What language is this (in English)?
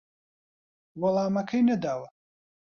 Central Kurdish